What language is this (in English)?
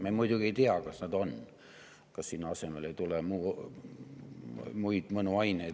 Estonian